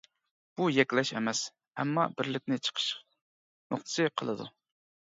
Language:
Uyghur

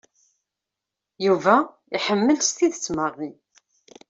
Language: Kabyle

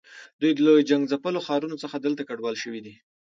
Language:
Pashto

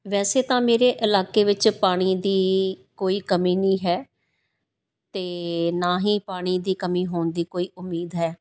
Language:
Punjabi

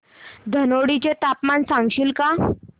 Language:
Marathi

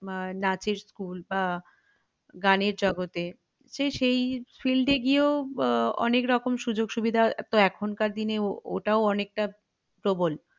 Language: Bangla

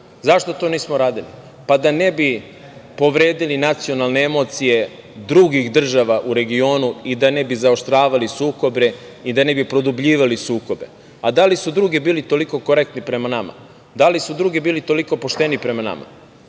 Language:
Serbian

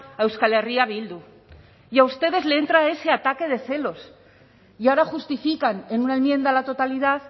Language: Spanish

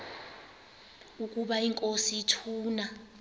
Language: Xhosa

